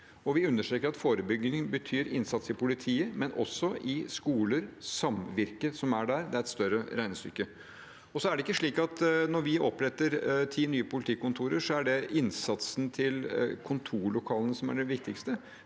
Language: Norwegian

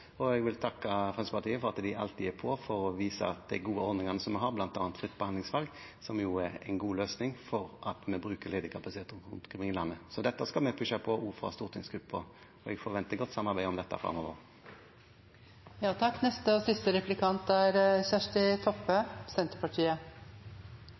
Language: Norwegian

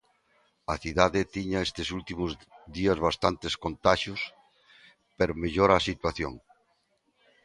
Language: Galician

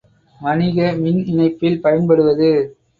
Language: Tamil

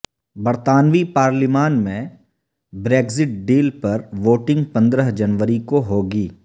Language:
Urdu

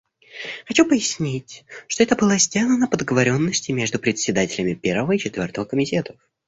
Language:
Russian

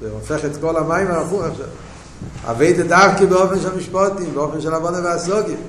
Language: Hebrew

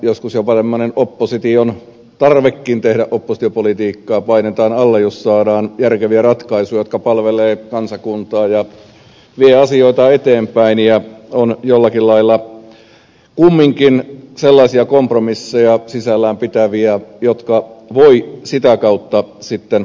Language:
Finnish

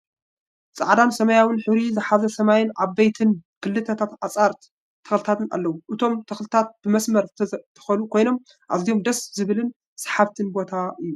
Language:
Tigrinya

